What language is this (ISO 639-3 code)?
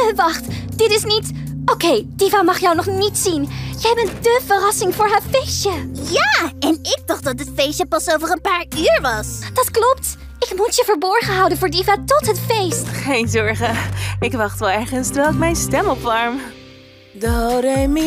nld